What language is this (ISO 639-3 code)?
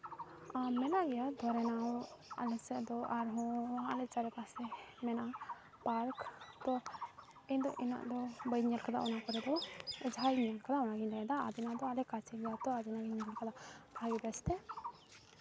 sat